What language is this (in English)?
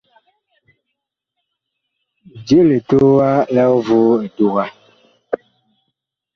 Bakoko